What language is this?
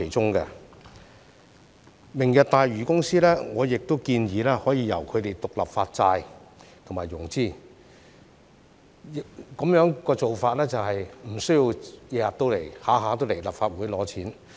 Cantonese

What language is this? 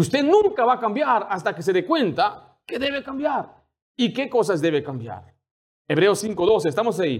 Spanish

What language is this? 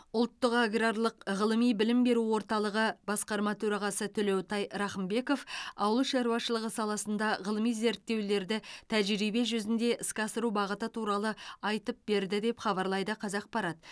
Kazakh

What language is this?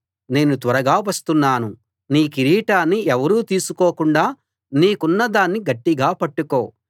Telugu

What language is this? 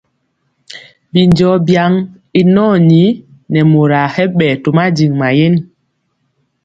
Mpiemo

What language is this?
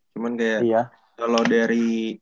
Indonesian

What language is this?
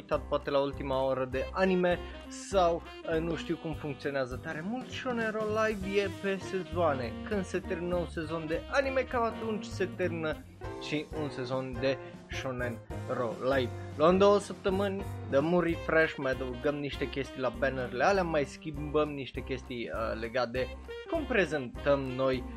Romanian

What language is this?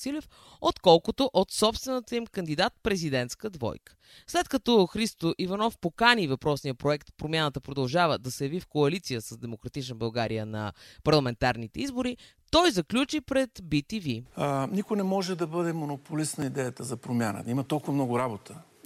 Bulgarian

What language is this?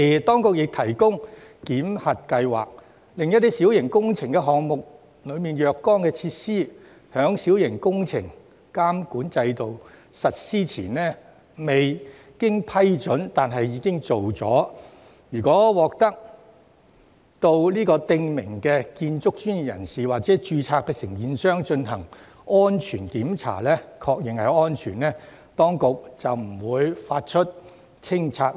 Cantonese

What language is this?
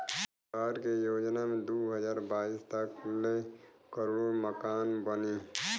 Bhojpuri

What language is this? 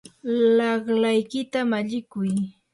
Yanahuanca Pasco Quechua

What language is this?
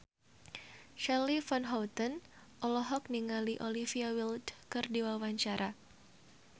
Sundanese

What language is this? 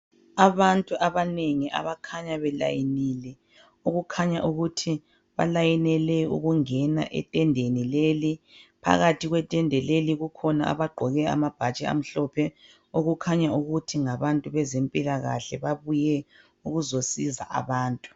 North Ndebele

